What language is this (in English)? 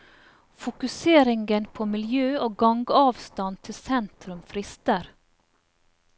Norwegian